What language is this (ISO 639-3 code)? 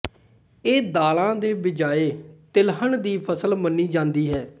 pan